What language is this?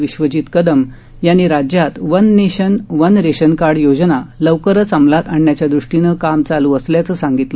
Marathi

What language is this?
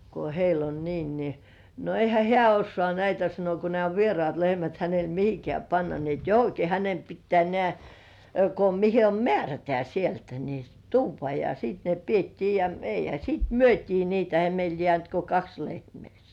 Finnish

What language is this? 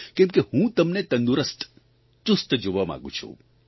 Gujarati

